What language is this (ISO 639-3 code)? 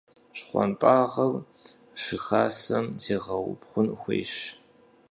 kbd